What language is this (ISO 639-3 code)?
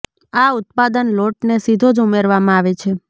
guj